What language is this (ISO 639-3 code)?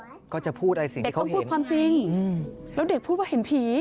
tha